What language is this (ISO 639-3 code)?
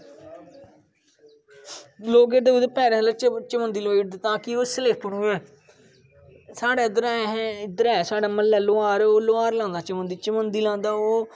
doi